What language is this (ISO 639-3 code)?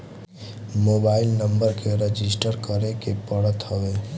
bho